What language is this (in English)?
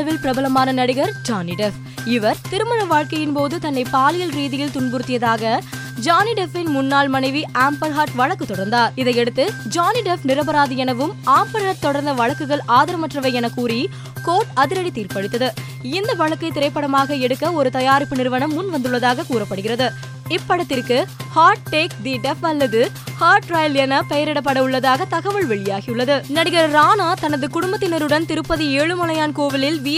Tamil